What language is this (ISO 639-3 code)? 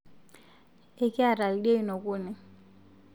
mas